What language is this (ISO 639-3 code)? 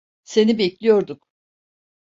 tur